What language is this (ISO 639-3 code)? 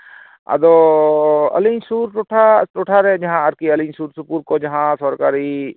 sat